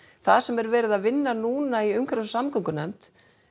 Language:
Icelandic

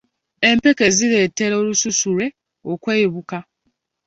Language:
Ganda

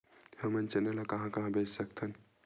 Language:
Chhattisgarhi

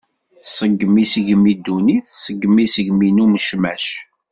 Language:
Kabyle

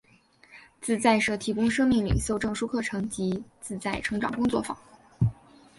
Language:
Chinese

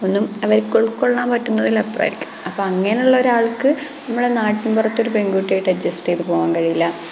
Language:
Malayalam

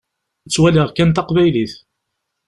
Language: Kabyle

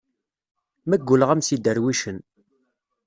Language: Kabyle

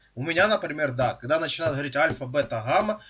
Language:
Russian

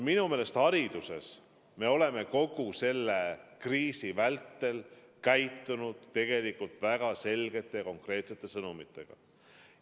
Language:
Estonian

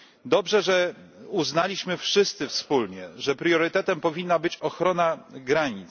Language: Polish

